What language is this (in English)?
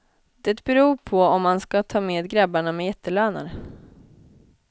Swedish